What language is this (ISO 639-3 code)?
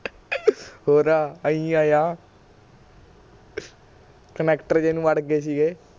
pan